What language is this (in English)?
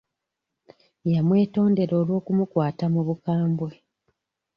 Ganda